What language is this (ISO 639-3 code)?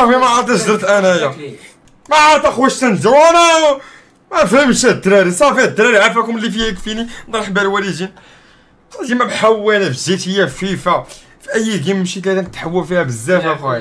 ara